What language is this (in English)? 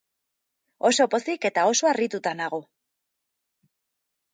Basque